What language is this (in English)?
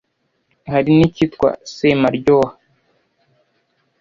Kinyarwanda